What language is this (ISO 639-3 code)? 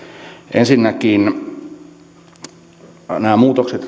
fin